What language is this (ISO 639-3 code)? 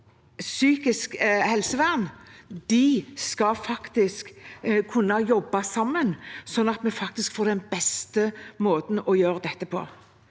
nor